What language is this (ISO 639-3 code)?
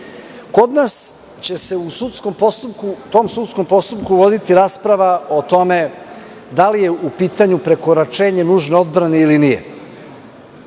srp